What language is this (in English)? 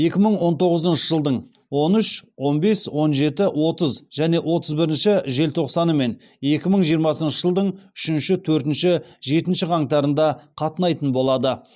Kazakh